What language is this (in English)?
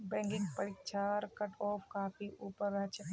Magahi